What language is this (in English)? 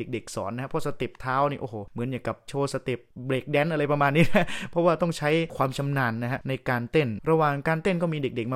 Thai